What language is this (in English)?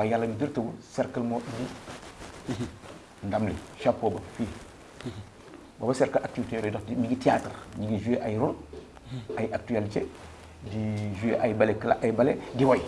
Indonesian